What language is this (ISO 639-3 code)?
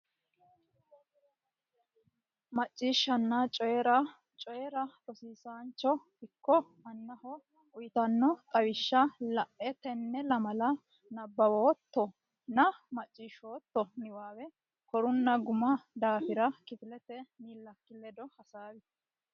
sid